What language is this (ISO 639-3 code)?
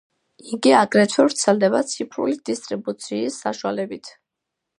kat